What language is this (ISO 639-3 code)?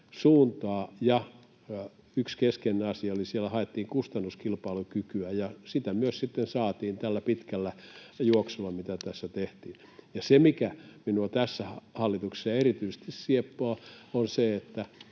fin